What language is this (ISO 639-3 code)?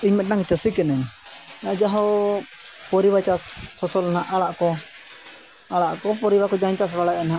sat